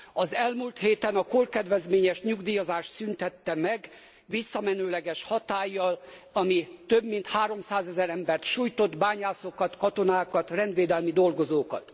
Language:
Hungarian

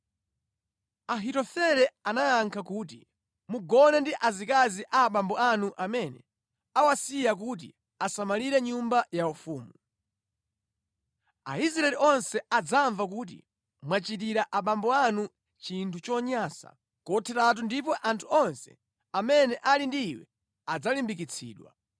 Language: Nyanja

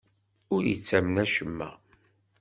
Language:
Kabyle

